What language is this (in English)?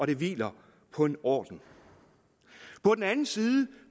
Danish